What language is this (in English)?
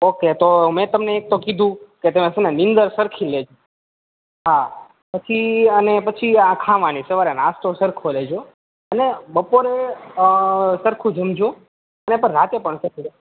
Gujarati